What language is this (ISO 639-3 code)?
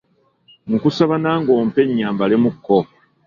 lug